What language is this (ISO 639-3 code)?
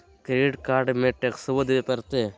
mag